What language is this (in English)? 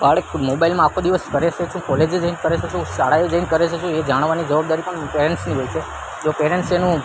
Gujarati